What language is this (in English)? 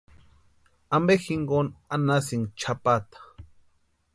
Western Highland Purepecha